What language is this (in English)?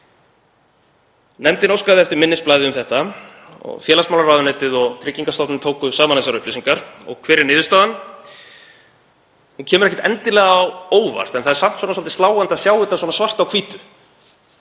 Icelandic